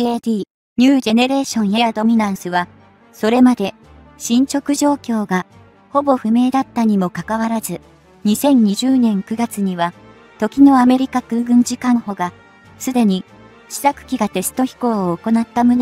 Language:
Japanese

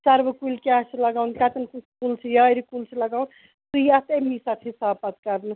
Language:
Kashmiri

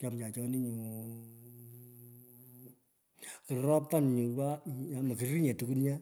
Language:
Pökoot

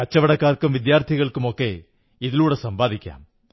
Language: Malayalam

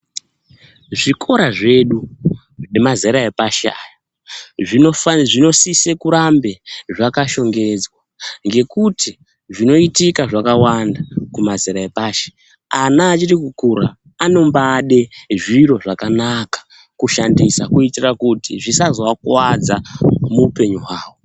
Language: Ndau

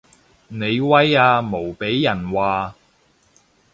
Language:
Cantonese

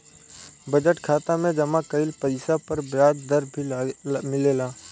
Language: Bhojpuri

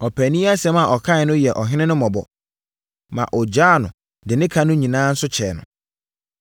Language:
Akan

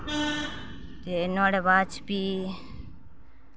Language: Dogri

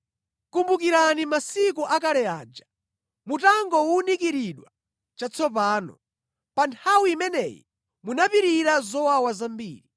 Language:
Nyanja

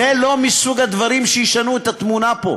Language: Hebrew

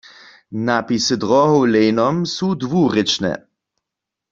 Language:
Upper Sorbian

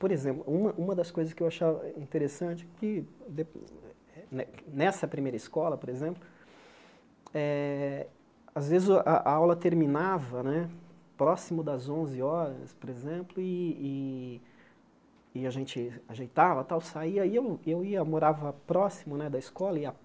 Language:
Portuguese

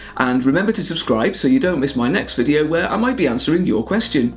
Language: English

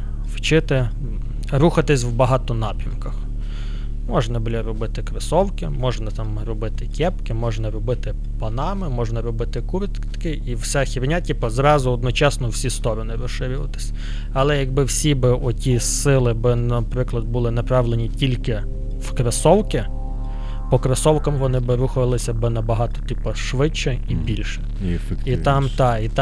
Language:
Ukrainian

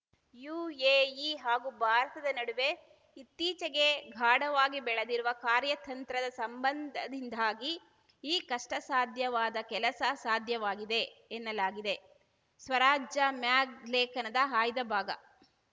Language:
Kannada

